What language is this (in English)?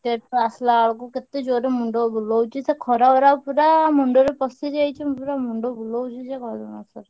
Odia